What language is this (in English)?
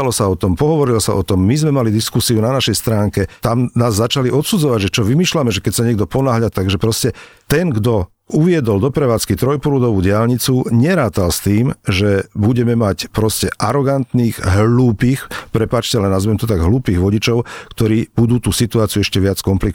Slovak